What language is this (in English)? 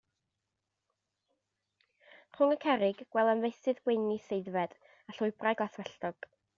Welsh